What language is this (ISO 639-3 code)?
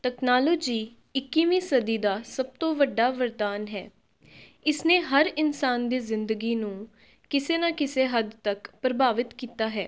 pan